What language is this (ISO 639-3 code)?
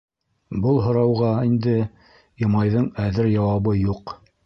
bak